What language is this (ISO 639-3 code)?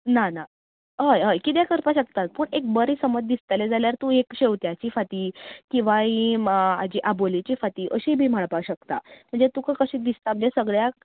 kok